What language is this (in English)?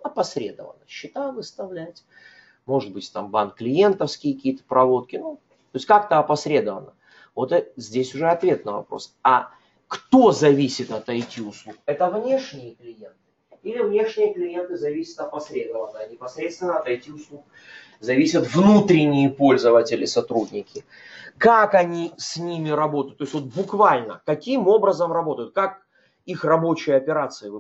Russian